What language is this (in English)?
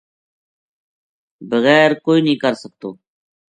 Gujari